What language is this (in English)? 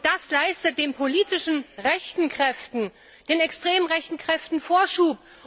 German